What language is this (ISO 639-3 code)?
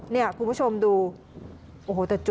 tha